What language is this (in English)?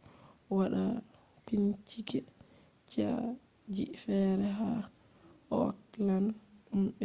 Fula